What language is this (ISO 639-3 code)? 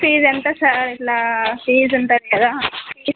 tel